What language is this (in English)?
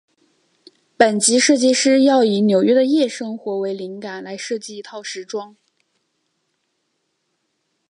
Chinese